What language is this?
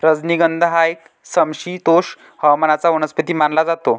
Marathi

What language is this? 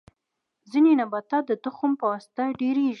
Pashto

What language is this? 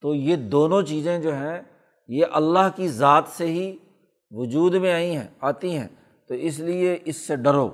Urdu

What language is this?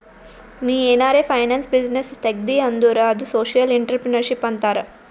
Kannada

